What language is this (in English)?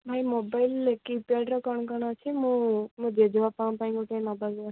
Odia